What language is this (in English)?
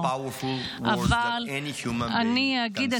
Hebrew